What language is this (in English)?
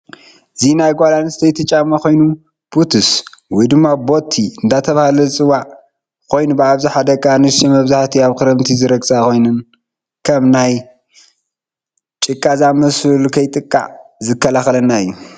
Tigrinya